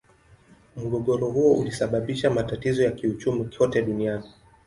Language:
Swahili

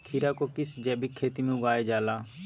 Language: Magahi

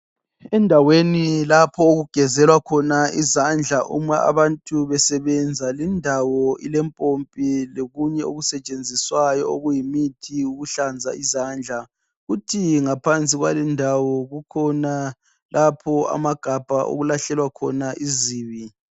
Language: North Ndebele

